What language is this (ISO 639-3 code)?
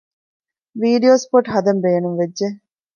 div